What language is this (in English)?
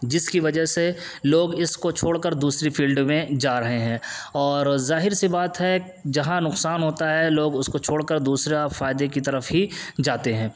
Urdu